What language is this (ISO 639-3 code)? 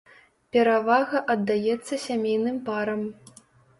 bel